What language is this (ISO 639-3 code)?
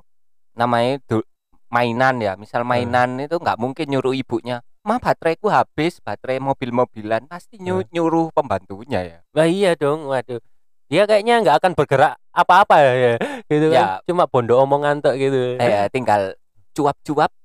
ind